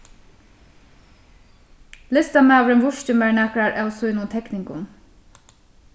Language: Faroese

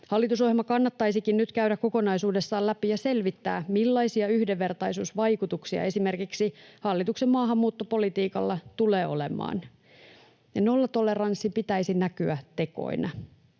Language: Finnish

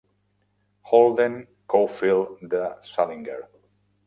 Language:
Catalan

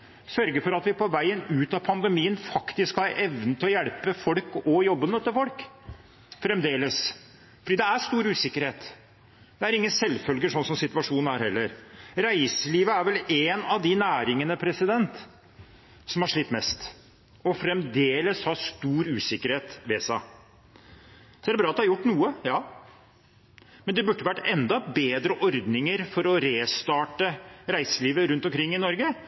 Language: Norwegian Bokmål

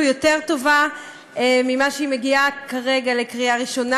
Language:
Hebrew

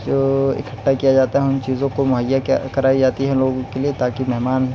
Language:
Urdu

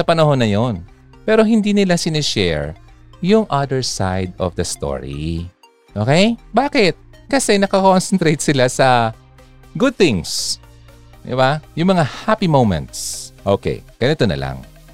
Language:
Filipino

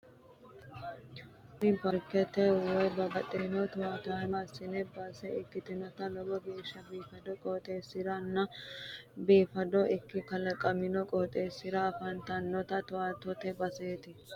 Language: Sidamo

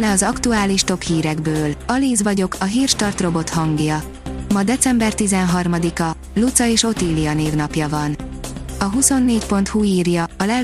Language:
Hungarian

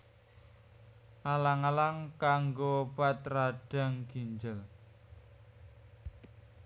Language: Javanese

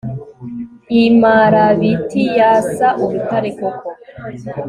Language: Kinyarwanda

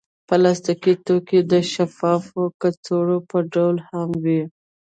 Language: Pashto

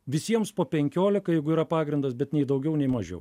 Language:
Lithuanian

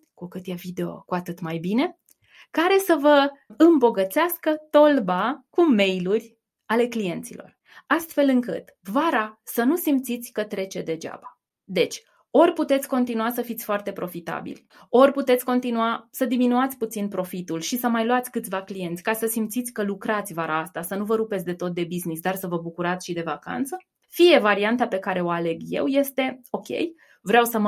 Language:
Romanian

